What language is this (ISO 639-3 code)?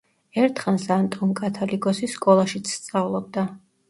kat